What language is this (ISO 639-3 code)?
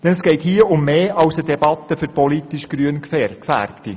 gsw